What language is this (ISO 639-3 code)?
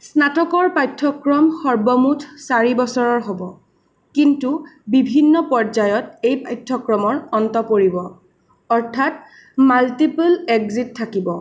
asm